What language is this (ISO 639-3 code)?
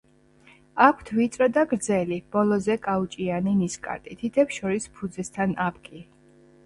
kat